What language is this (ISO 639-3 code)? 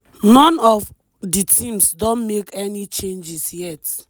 pcm